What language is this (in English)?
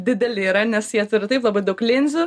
Lithuanian